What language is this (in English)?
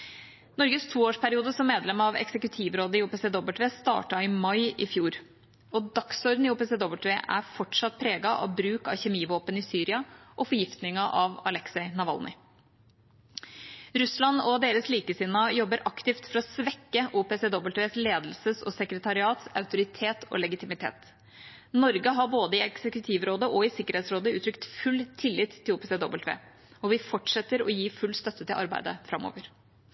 Norwegian Bokmål